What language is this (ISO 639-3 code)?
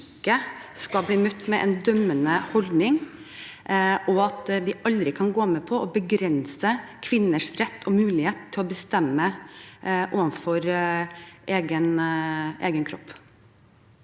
nor